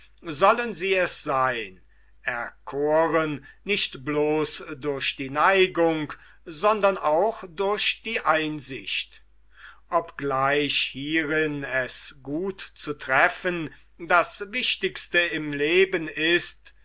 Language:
German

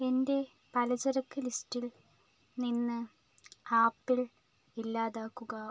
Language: Malayalam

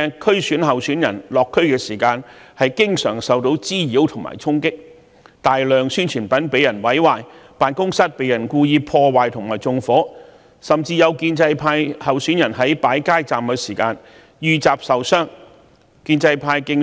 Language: Cantonese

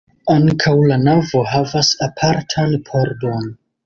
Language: Esperanto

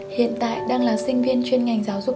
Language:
Vietnamese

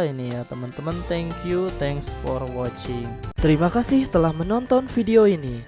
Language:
Indonesian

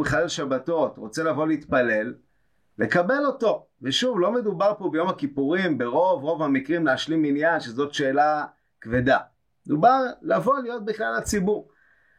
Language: Hebrew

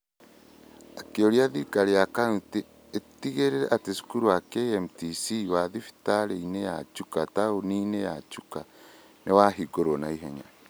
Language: Kikuyu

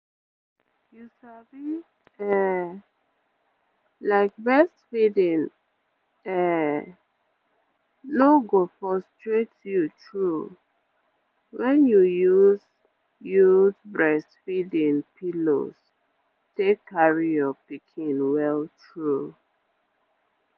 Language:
Nigerian Pidgin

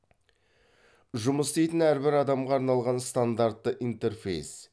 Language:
Kazakh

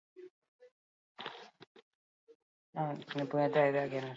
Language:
Basque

